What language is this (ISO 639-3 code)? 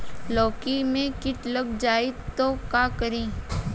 bho